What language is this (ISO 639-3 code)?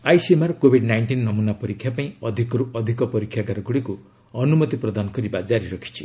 ori